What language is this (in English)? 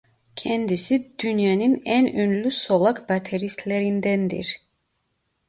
Turkish